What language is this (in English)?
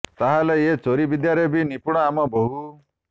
Odia